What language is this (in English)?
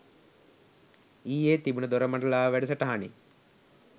Sinhala